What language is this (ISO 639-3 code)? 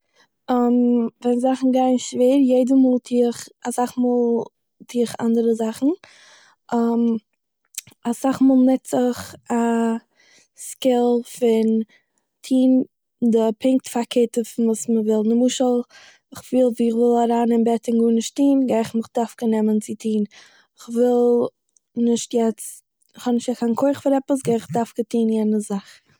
yid